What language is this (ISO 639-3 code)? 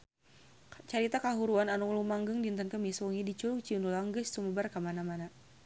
sun